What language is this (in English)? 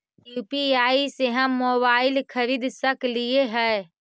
Magahi